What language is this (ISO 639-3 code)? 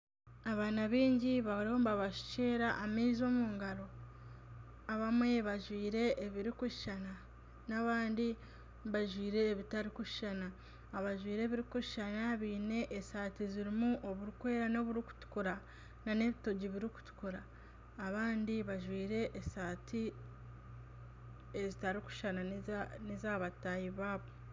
nyn